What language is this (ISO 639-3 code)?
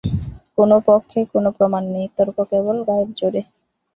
ben